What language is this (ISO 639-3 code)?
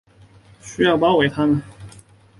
zho